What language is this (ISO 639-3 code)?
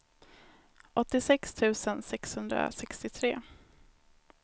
swe